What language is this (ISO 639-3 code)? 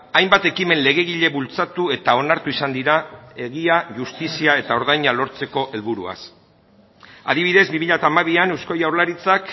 eus